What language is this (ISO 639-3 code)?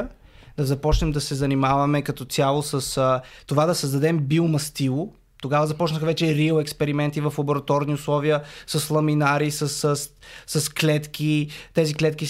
bul